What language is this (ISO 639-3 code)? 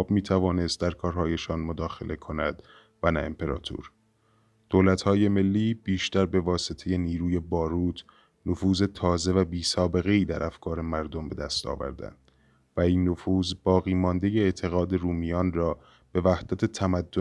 fas